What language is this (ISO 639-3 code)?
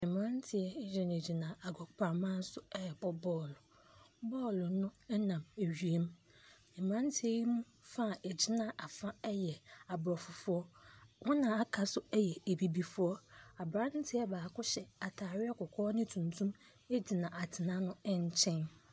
aka